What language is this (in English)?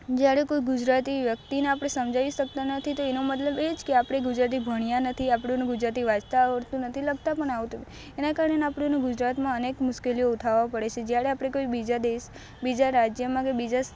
Gujarati